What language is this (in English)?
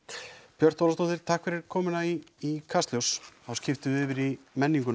Icelandic